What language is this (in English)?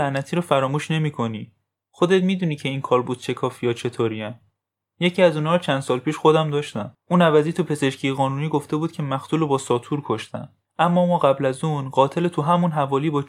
Persian